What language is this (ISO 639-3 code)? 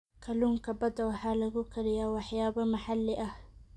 som